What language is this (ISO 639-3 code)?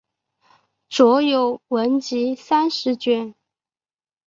zho